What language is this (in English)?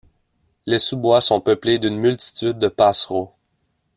French